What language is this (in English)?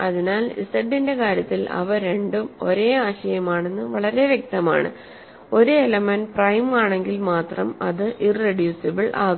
Malayalam